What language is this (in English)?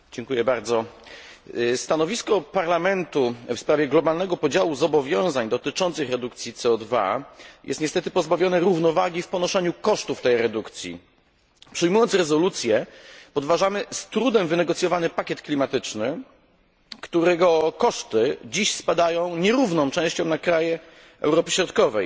Polish